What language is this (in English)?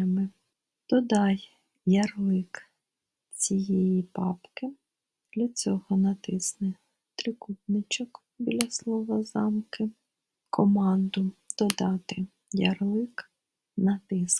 Ukrainian